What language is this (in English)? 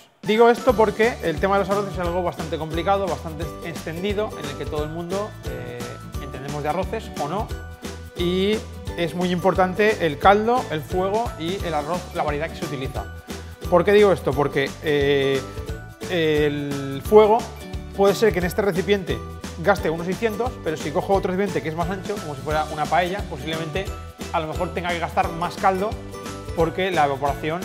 Spanish